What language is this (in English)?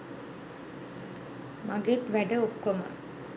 Sinhala